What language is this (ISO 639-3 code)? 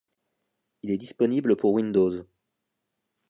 fra